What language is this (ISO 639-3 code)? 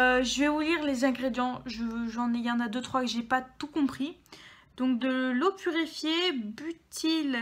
fra